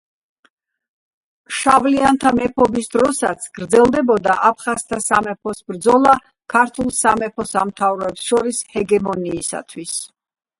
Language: Georgian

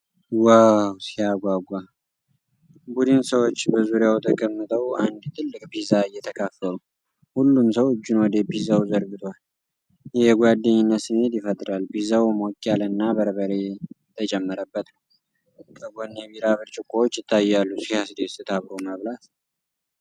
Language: Amharic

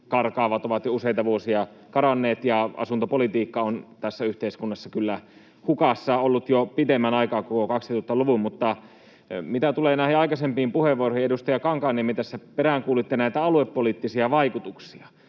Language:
Finnish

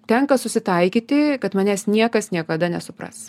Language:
Lithuanian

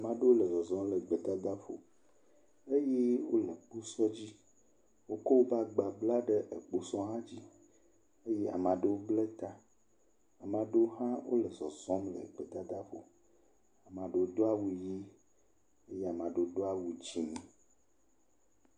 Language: Ewe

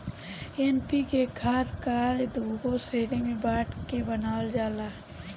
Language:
Bhojpuri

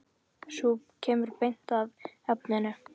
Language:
Icelandic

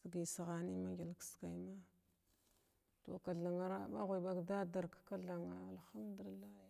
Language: Glavda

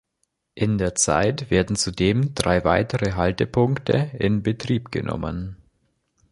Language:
German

